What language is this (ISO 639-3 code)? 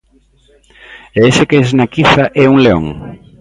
glg